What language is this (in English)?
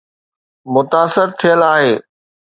Sindhi